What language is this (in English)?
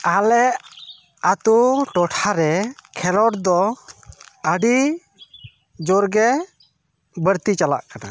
Santali